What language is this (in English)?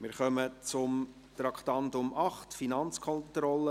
Swiss German